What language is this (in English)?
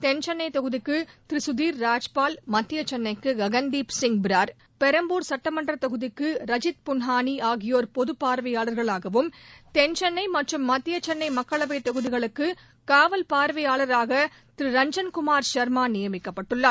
Tamil